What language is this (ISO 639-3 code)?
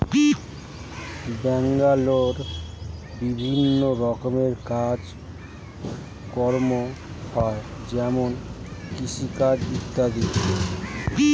ben